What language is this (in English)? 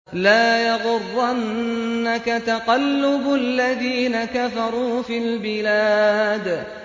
Arabic